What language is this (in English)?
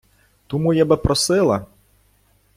Ukrainian